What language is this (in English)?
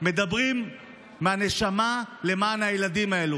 Hebrew